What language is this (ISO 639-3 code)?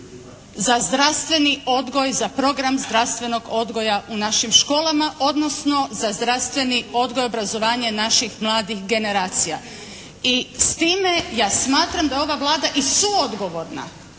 hrv